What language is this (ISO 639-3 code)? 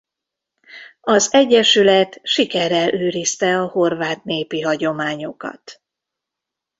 hun